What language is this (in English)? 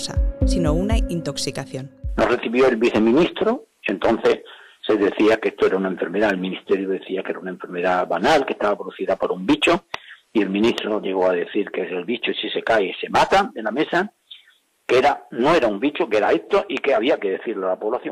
Spanish